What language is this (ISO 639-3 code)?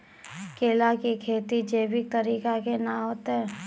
mai